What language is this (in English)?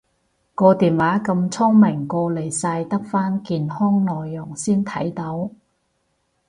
Cantonese